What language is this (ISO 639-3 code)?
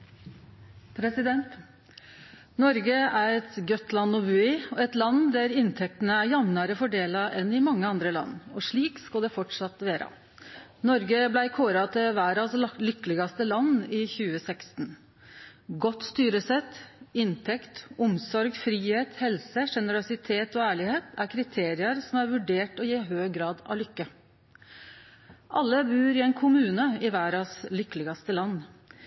nor